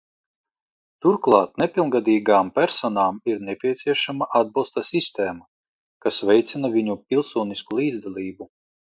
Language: Latvian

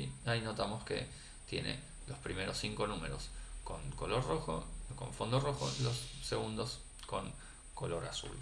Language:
Spanish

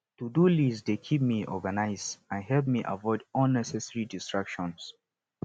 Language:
Nigerian Pidgin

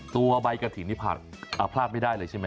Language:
Thai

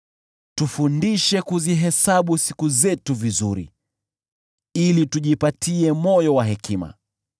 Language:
Swahili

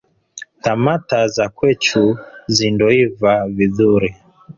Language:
Swahili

